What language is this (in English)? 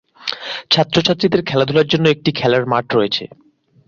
Bangla